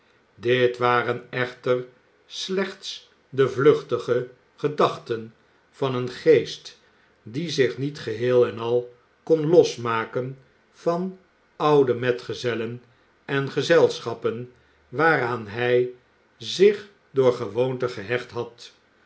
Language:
Dutch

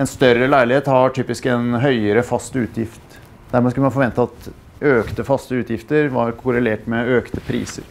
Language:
Norwegian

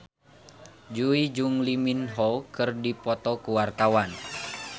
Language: Sundanese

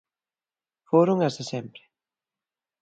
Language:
Galician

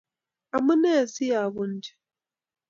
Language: Kalenjin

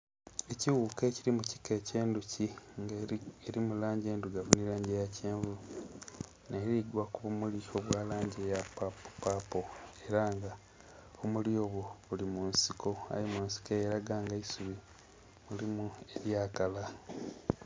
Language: Soga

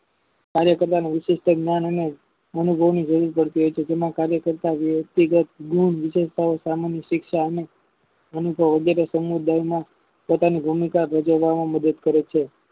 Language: Gujarati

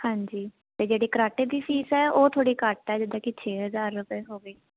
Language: Punjabi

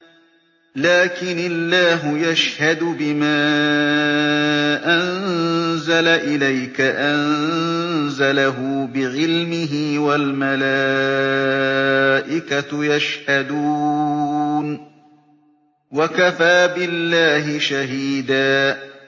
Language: Arabic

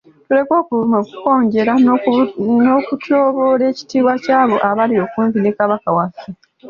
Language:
Ganda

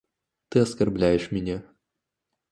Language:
Russian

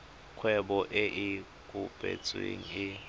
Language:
Tswana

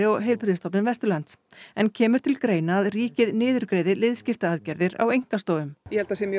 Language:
Icelandic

